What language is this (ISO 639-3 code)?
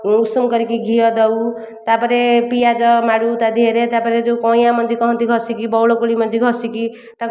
ori